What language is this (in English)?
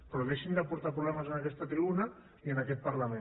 Catalan